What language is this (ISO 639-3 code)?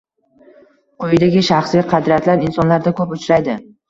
uzb